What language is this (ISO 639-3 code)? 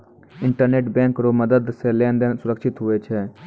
mai